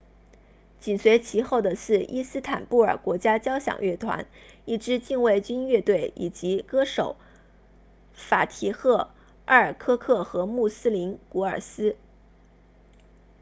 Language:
Chinese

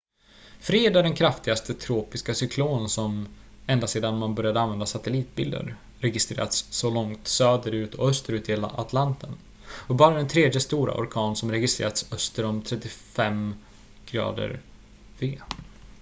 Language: Swedish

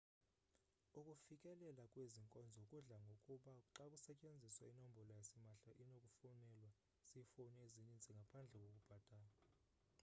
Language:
Xhosa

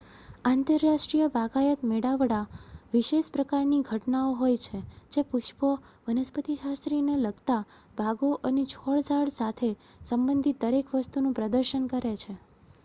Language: Gujarati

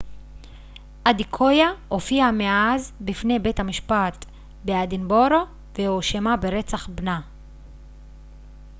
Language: Hebrew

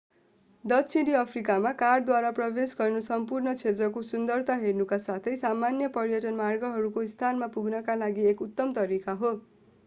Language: Nepali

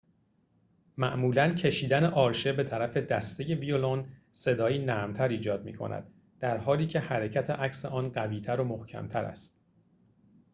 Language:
Persian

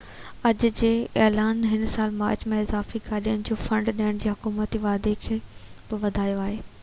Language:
Sindhi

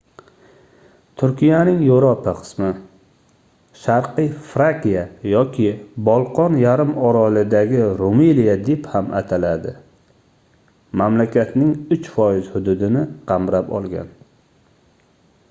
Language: Uzbek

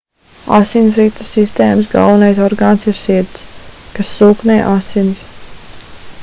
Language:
Latvian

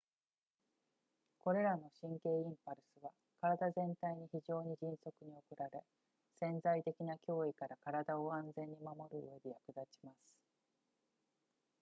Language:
Japanese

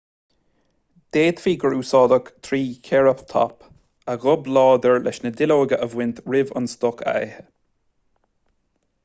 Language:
Irish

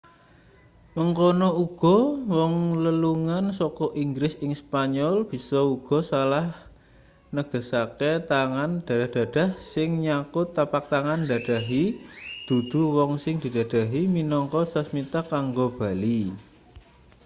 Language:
Javanese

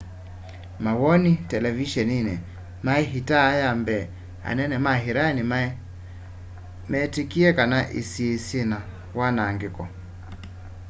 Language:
Kamba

